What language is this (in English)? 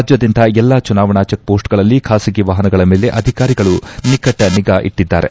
Kannada